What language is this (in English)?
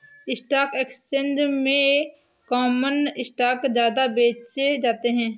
Hindi